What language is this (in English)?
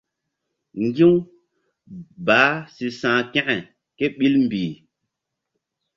Mbum